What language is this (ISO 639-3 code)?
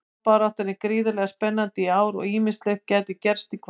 isl